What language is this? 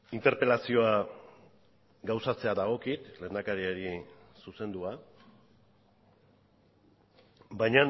Basque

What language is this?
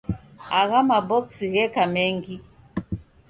Taita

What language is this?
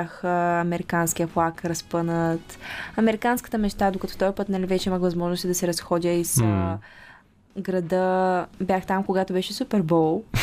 Bulgarian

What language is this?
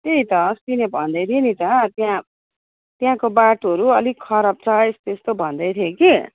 Nepali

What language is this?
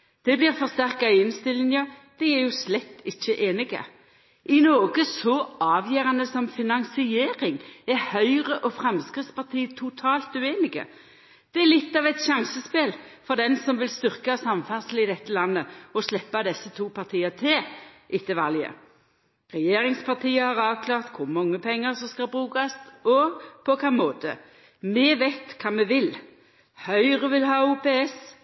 Norwegian Nynorsk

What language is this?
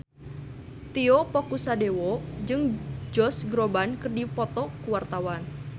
Sundanese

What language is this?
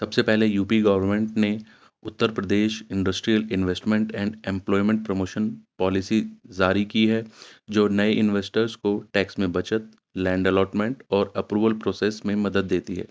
Urdu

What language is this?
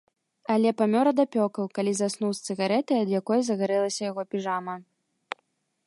Belarusian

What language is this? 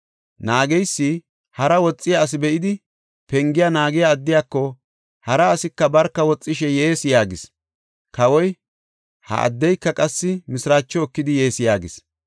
Gofa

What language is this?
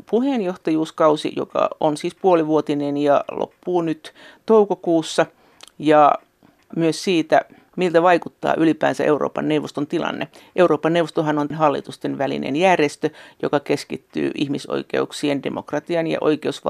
Finnish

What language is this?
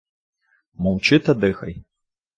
Ukrainian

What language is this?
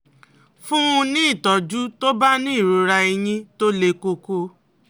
Yoruba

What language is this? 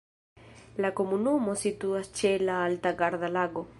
Esperanto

